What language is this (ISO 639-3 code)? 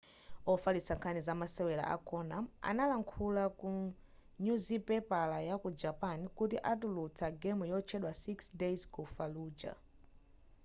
nya